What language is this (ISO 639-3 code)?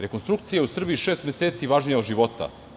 srp